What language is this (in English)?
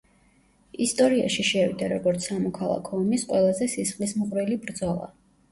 Georgian